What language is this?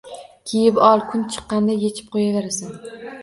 Uzbek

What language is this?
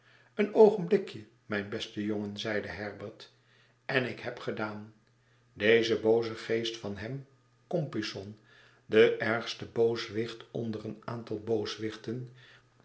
Dutch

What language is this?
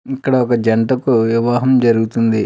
Telugu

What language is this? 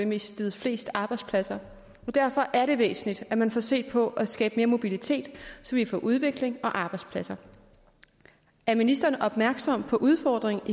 Danish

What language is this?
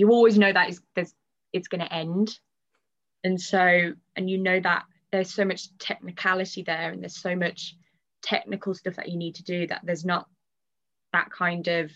English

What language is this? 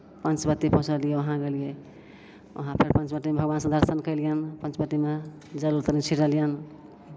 Maithili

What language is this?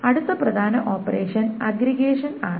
Malayalam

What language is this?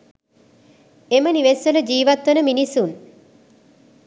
Sinhala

